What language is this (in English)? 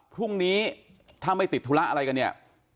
Thai